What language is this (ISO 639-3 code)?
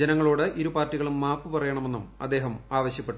mal